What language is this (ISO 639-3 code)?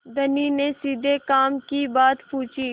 hin